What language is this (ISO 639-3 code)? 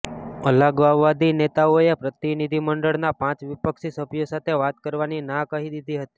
guj